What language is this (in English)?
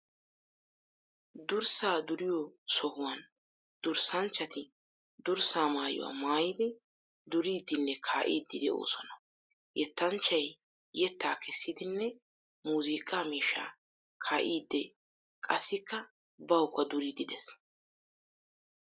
Wolaytta